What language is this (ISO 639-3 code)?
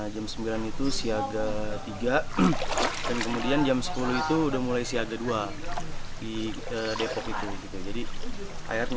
ind